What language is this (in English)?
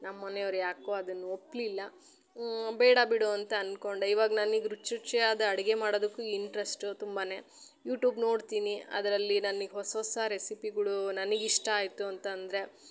Kannada